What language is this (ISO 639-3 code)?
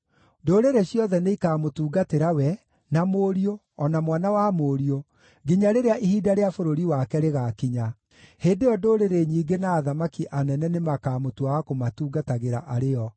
kik